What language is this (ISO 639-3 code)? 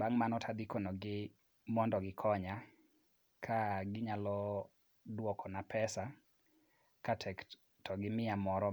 luo